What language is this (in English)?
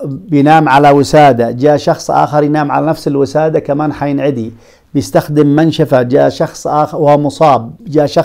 Arabic